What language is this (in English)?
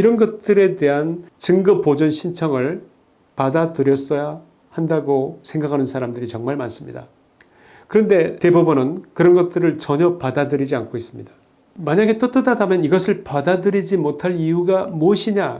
Korean